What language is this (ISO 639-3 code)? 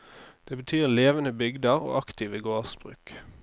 nor